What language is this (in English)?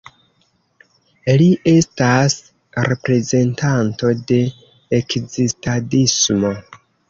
Esperanto